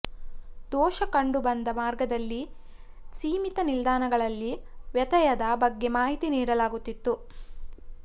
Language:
Kannada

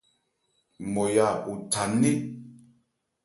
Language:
Ebrié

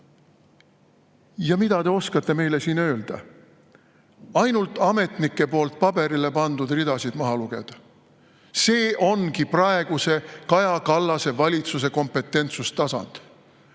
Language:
Estonian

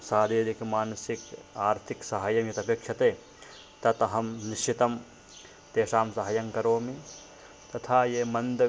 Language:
Sanskrit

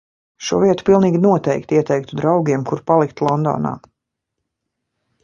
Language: Latvian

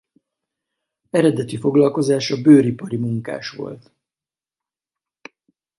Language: Hungarian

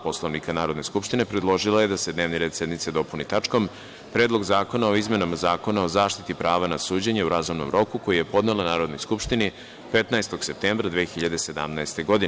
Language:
Serbian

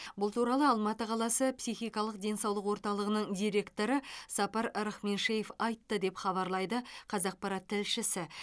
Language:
Kazakh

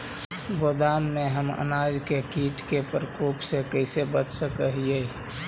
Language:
Magahi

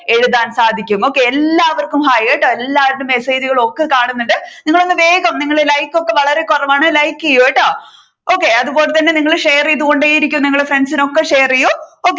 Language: Malayalam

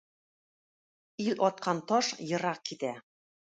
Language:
Tatar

